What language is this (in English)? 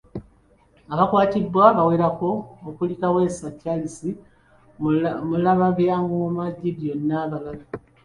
Ganda